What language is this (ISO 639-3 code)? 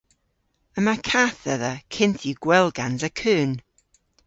cor